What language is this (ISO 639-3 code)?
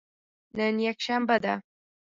pus